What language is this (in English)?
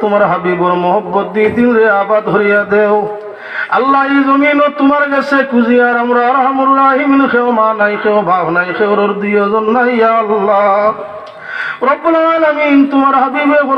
Romanian